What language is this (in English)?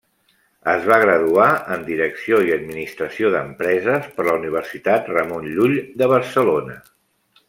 Catalan